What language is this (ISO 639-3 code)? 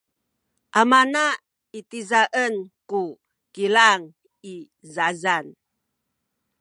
szy